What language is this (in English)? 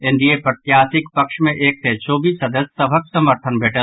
Maithili